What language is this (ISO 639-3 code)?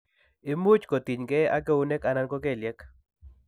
kln